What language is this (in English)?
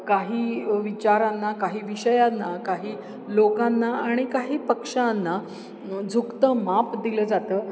Marathi